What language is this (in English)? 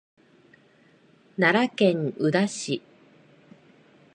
Japanese